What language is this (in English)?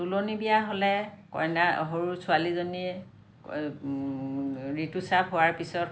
Assamese